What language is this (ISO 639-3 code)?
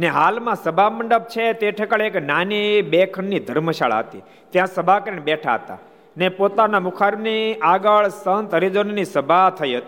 guj